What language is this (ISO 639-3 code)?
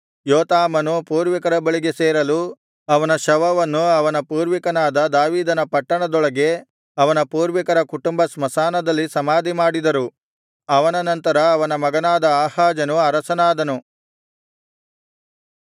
kan